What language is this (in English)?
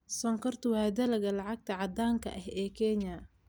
Somali